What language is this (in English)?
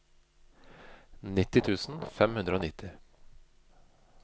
Norwegian